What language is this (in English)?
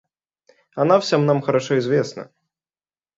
Russian